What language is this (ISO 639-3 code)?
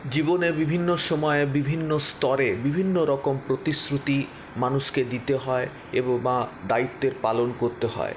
ben